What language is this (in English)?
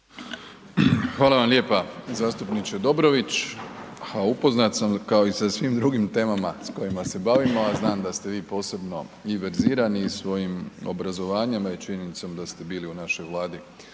Croatian